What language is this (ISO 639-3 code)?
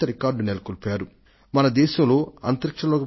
tel